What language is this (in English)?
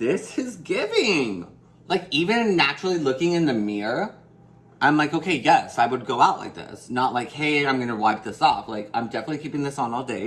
English